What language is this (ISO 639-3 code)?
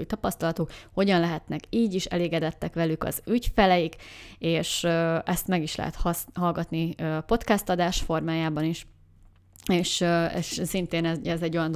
hun